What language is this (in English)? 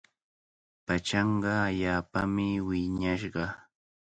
Cajatambo North Lima Quechua